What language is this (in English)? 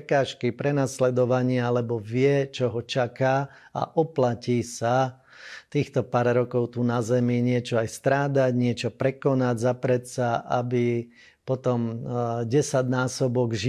Slovak